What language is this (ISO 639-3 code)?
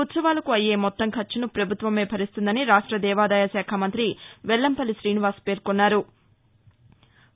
tel